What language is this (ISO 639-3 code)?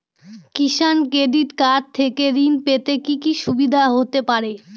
ben